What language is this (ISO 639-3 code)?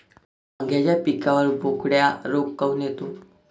mar